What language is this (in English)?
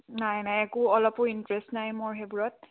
Assamese